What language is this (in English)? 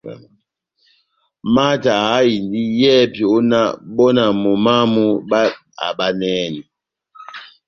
Batanga